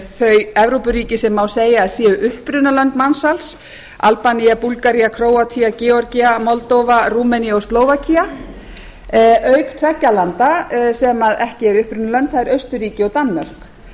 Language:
Icelandic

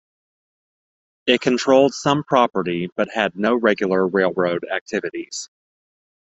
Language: English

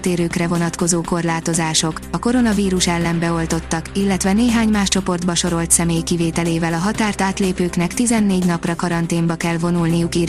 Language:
Hungarian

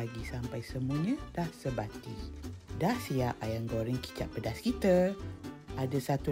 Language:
Malay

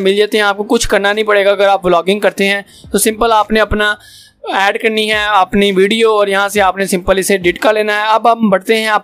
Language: Hindi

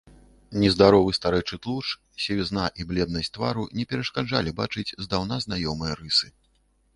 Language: Belarusian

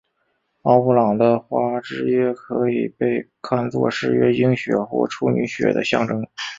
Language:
Chinese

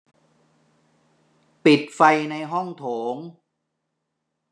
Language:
Thai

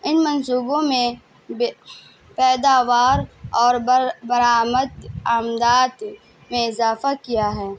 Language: Urdu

